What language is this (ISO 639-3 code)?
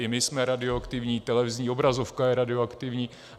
ces